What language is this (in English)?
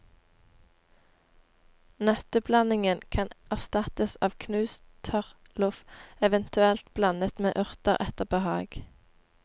Norwegian